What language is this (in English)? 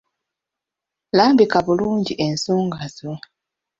Ganda